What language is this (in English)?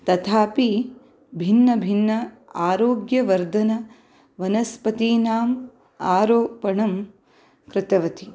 Sanskrit